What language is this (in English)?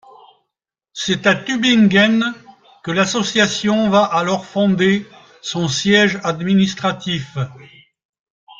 French